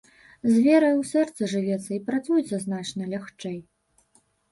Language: Belarusian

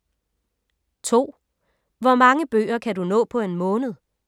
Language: Danish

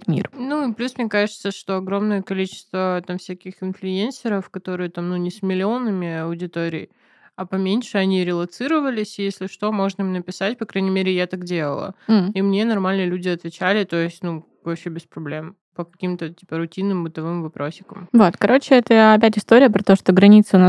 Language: Russian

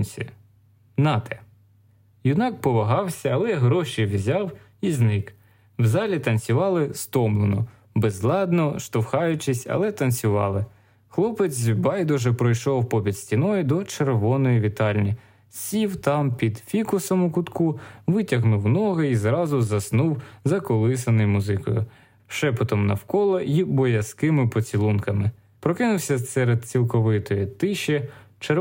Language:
Ukrainian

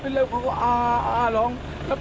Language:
Thai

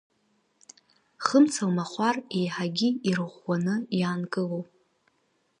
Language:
Abkhazian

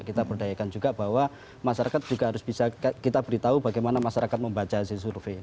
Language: Indonesian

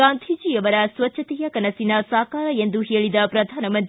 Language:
Kannada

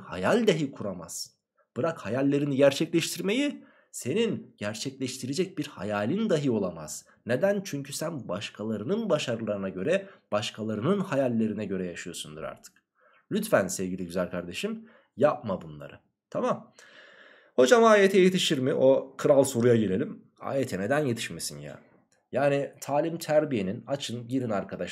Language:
Turkish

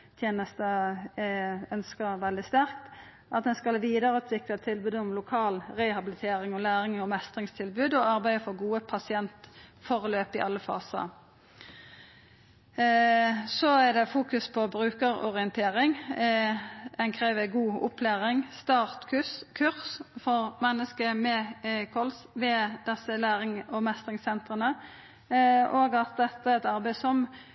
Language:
Norwegian Nynorsk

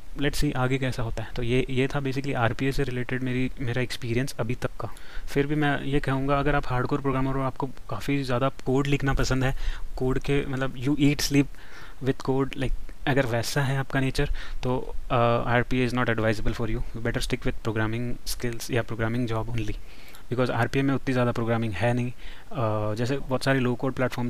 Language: Hindi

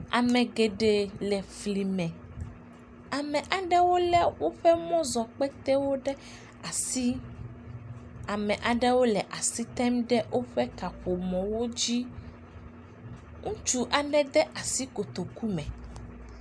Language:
Ewe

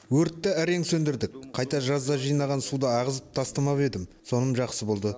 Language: Kazakh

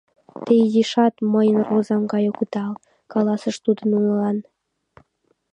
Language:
Mari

